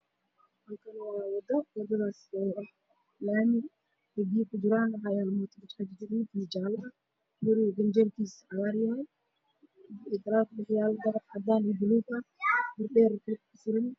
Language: Somali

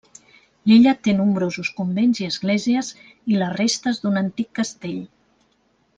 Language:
Catalan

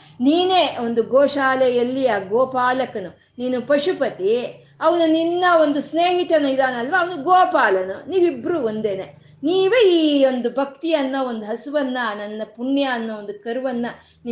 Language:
Kannada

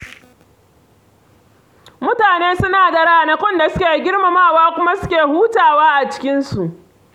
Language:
Hausa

